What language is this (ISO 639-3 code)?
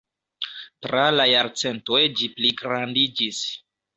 epo